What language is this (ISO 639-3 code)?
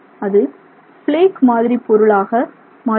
tam